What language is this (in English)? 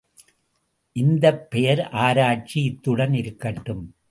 Tamil